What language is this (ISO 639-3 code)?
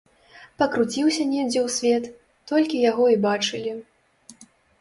bel